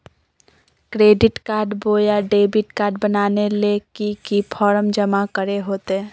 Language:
Magahi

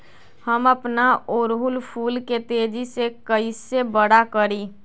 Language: Magahi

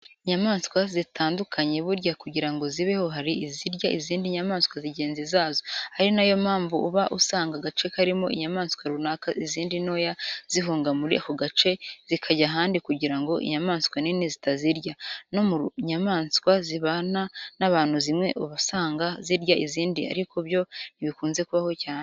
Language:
Kinyarwanda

